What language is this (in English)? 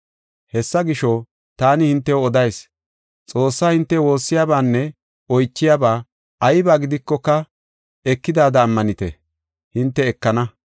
Gofa